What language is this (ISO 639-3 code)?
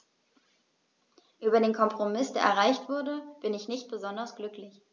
deu